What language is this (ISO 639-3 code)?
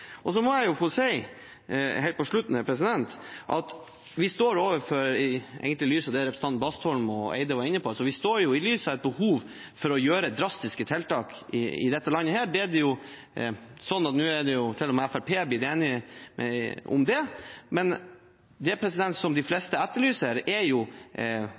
nob